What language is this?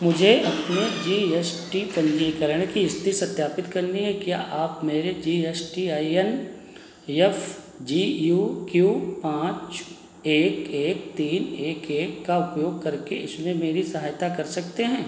Hindi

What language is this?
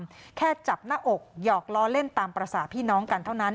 Thai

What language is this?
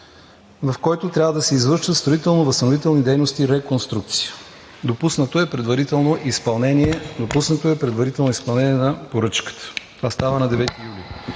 Bulgarian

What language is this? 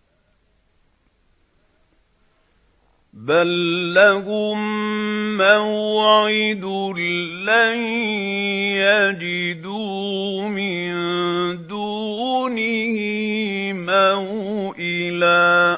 Arabic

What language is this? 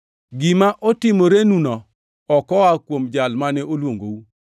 Luo (Kenya and Tanzania)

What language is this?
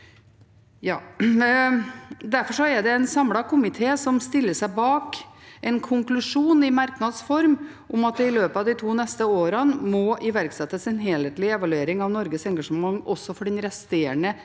Norwegian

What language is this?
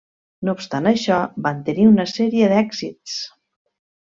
Catalan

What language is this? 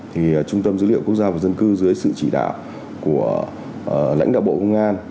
Vietnamese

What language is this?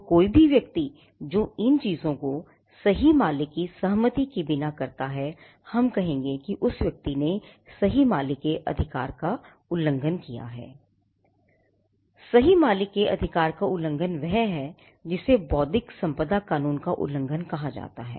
Hindi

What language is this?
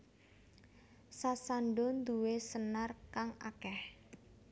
Javanese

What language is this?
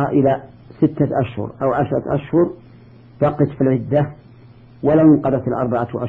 Arabic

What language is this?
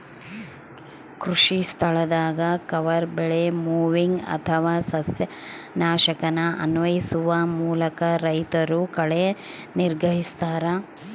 Kannada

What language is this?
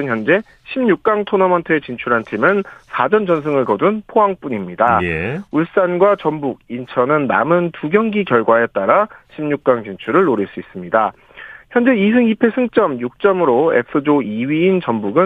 Korean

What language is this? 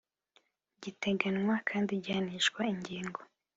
Kinyarwanda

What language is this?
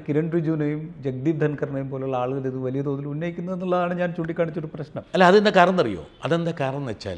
Malayalam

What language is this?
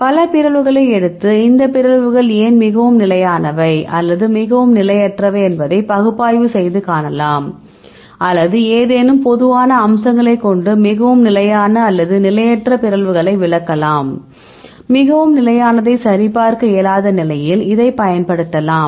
Tamil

